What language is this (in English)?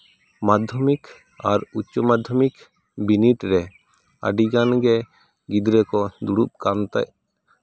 Santali